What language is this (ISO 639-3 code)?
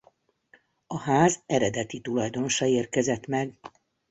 hun